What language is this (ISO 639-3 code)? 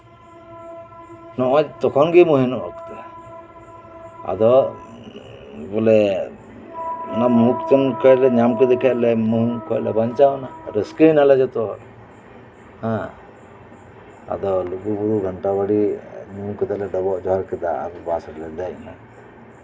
sat